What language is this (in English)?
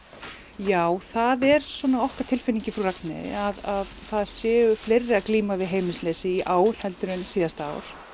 Icelandic